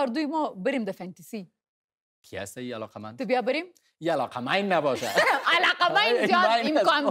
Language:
Persian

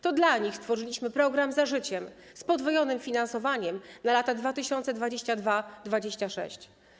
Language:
Polish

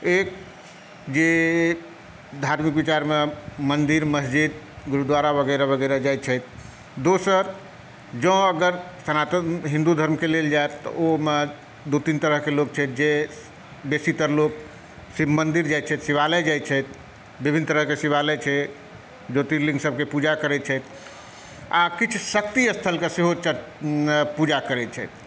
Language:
Maithili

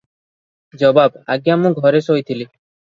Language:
Odia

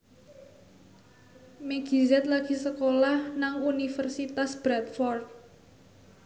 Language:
Javanese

